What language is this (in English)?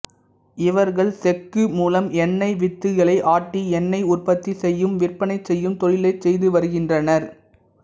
Tamil